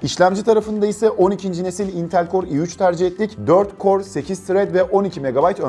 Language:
Turkish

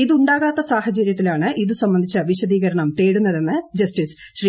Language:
Malayalam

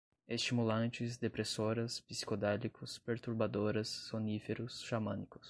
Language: Portuguese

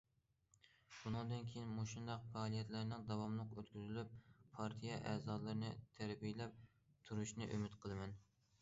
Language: Uyghur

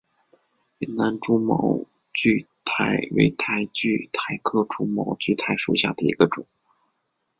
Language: Chinese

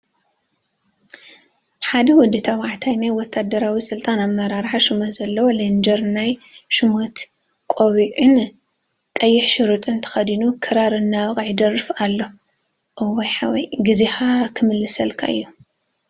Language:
Tigrinya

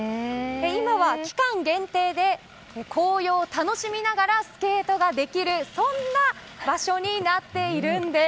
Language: Japanese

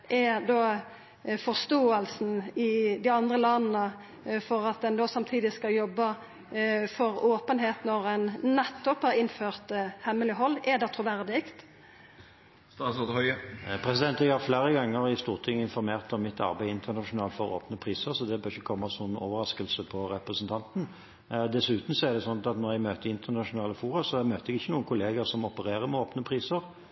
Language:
Norwegian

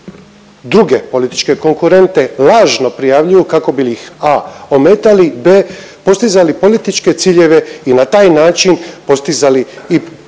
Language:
Croatian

